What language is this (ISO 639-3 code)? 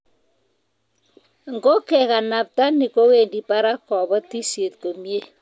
kln